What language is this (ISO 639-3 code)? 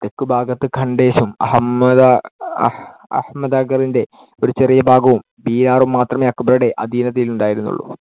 mal